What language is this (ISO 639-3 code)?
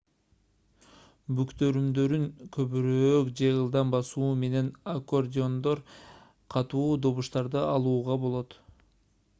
kir